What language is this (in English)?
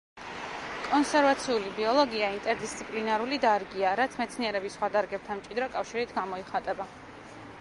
Georgian